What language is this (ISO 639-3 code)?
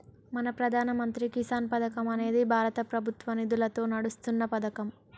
tel